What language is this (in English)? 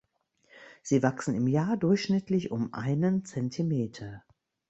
German